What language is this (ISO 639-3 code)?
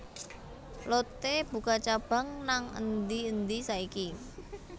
jav